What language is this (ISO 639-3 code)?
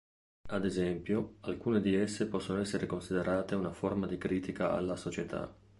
ita